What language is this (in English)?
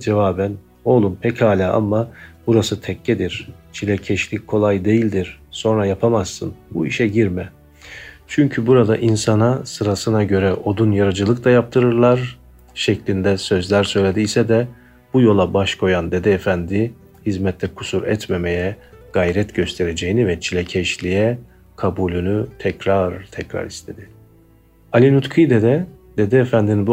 Turkish